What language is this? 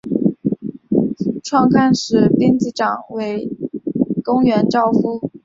Chinese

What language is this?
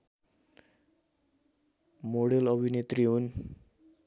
Nepali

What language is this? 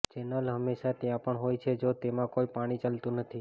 Gujarati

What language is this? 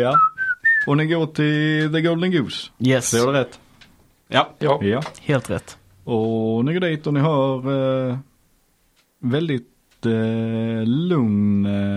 Swedish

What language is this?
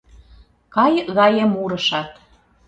Mari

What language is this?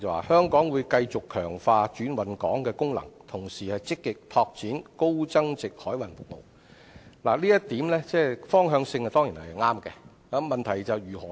Cantonese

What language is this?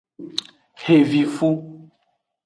Aja (Benin)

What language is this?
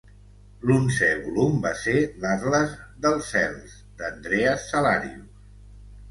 Catalan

